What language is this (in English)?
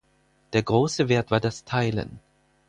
German